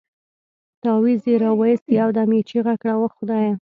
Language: Pashto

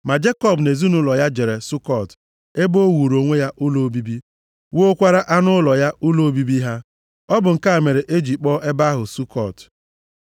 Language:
Igbo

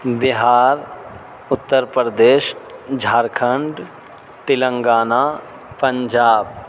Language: Urdu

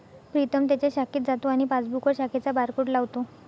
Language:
Marathi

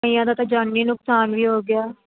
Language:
Punjabi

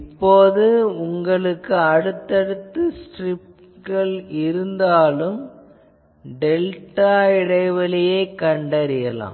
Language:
Tamil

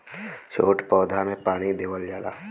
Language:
Bhojpuri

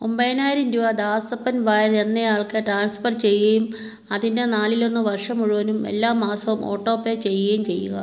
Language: Malayalam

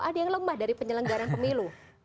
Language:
Indonesian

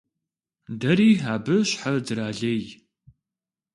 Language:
Kabardian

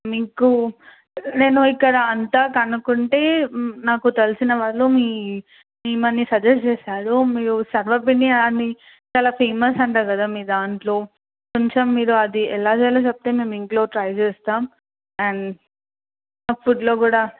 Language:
Telugu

